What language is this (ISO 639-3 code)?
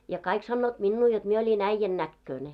fin